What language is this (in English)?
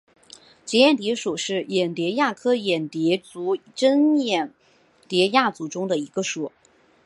Chinese